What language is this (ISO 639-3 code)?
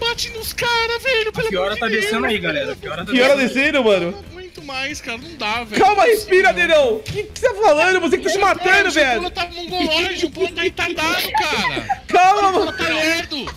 por